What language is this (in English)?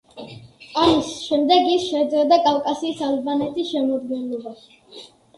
Georgian